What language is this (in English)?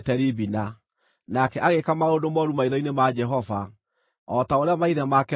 Kikuyu